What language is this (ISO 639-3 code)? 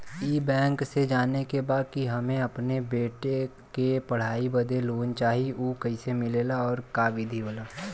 bho